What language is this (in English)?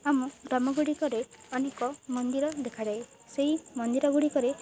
Odia